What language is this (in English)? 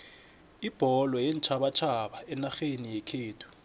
South Ndebele